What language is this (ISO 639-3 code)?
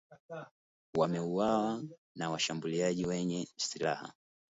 swa